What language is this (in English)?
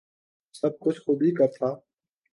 Urdu